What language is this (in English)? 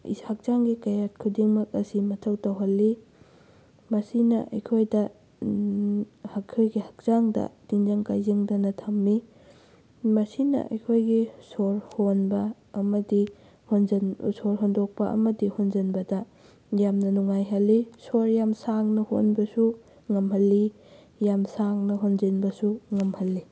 Manipuri